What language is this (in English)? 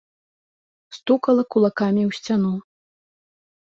Belarusian